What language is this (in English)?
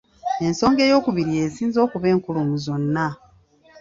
Ganda